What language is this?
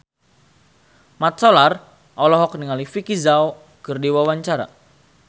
Sundanese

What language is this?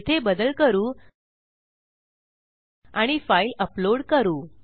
Marathi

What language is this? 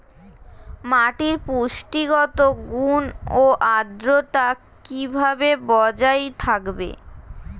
Bangla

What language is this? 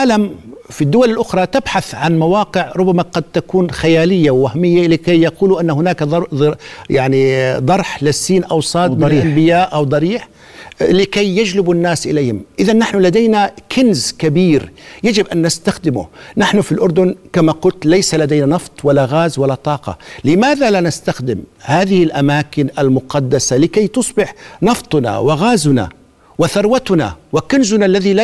Arabic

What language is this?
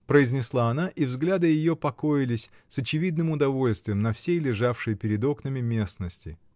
Russian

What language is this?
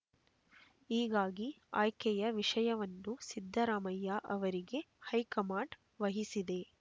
Kannada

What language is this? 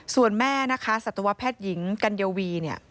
Thai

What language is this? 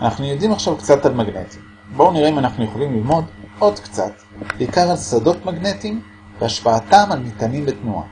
Hebrew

